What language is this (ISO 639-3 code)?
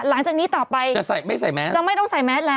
tha